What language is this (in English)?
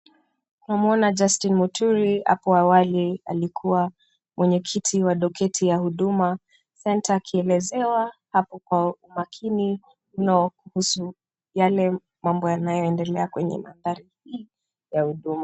Swahili